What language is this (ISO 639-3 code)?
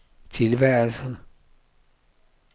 dan